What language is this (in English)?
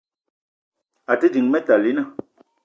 Eton (Cameroon)